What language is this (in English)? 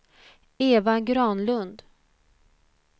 Swedish